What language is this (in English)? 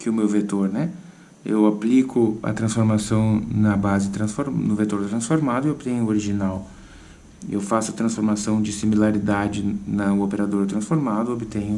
Portuguese